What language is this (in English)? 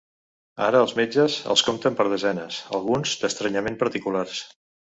Catalan